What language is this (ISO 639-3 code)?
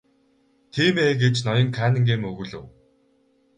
mon